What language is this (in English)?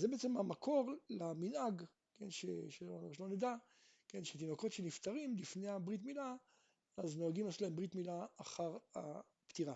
Hebrew